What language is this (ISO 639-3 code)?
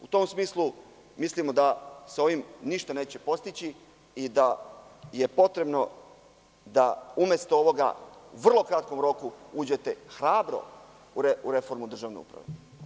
srp